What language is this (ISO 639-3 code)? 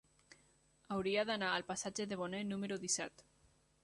cat